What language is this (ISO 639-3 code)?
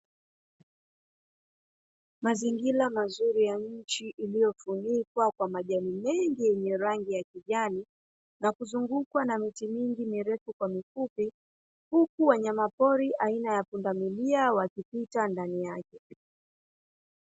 swa